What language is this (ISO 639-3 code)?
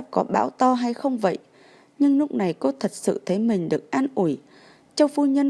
vie